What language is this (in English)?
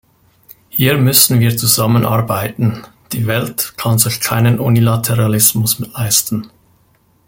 German